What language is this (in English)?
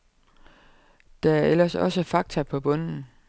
Danish